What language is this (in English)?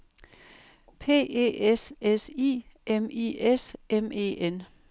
Danish